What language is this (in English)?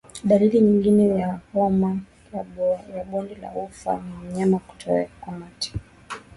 Swahili